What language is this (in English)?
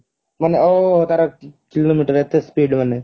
Odia